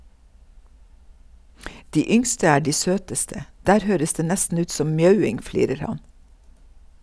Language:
Norwegian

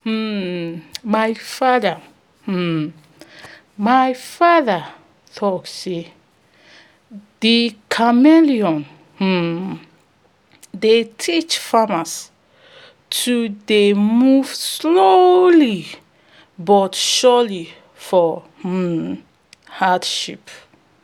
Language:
Nigerian Pidgin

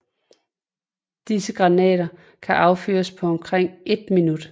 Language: Danish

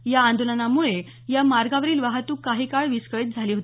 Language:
Marathi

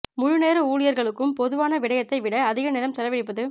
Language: Tamil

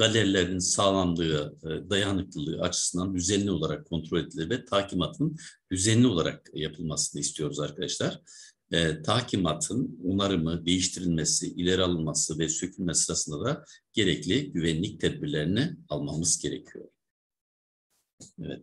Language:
Turkish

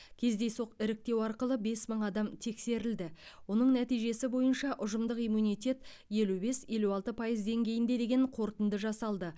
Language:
Kazakh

